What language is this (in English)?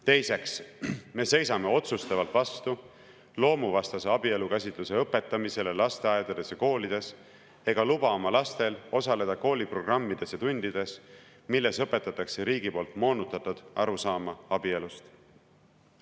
Estonian